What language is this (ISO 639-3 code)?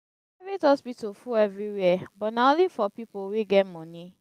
pcm